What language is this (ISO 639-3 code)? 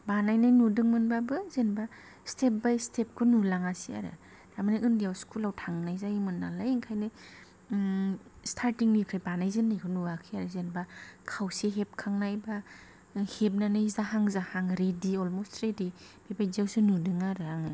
brx